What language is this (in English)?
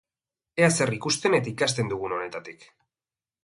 Basque